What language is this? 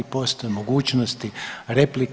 Croatian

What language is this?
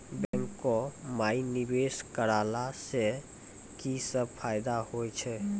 Maithili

